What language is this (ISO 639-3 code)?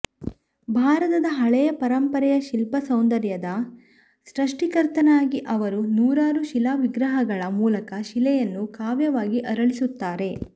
kan